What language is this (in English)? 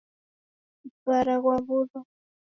Taita